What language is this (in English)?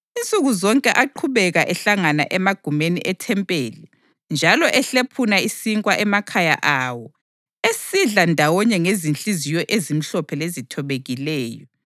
North Ndebele